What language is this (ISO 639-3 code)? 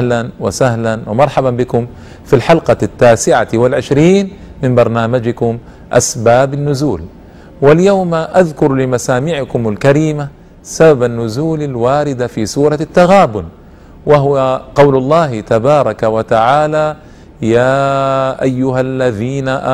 ara